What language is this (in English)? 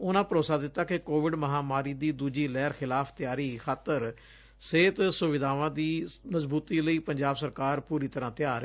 Punjabi